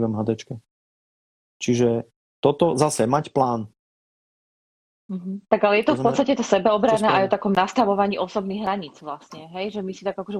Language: Slovak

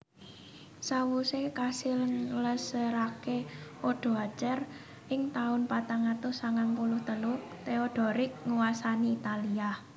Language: Javanese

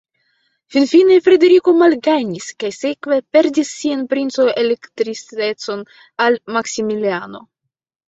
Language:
Esperanto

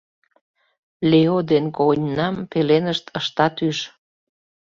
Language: Mari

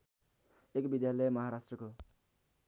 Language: Nepali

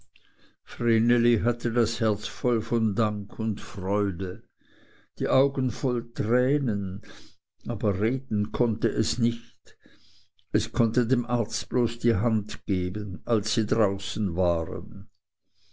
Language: German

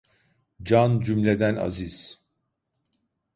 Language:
Turkish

